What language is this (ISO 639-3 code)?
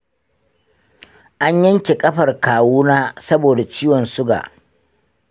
hau